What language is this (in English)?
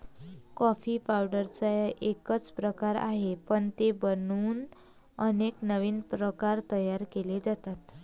Marathi